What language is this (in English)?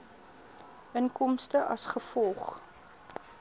Afrikaans